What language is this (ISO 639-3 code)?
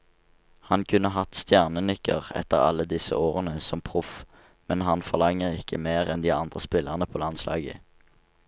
nor